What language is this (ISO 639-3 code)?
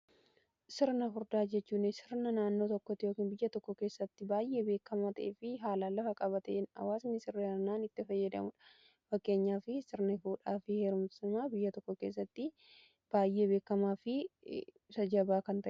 orm